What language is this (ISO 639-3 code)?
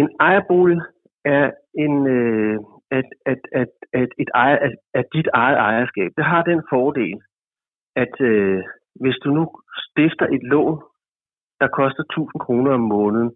dan